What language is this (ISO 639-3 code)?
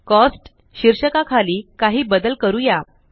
mar